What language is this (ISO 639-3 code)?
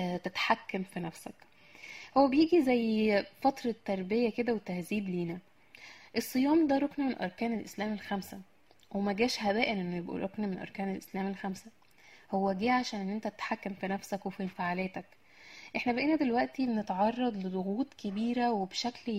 ara